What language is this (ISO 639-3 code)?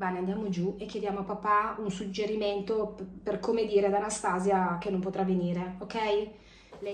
ita